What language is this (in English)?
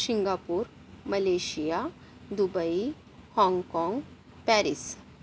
Marathi